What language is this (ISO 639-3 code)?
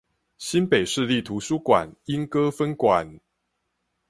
zho